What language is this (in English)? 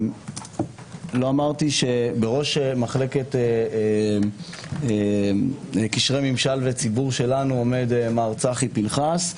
Hebrew